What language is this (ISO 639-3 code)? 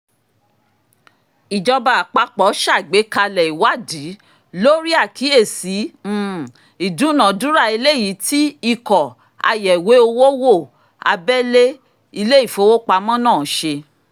yor